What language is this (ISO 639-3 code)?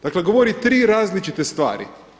hrv